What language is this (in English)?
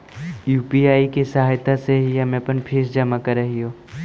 Magahi